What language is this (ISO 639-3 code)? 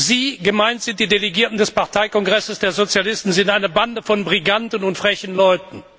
deu